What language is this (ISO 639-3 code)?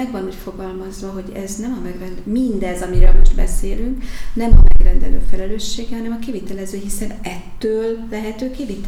hun